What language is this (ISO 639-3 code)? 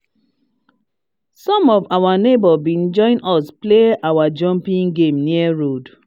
pcm